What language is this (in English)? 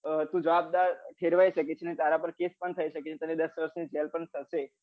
Gujarati